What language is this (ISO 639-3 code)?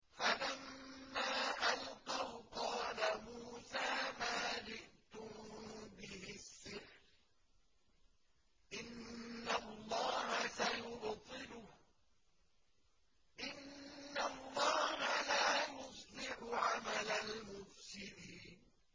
ara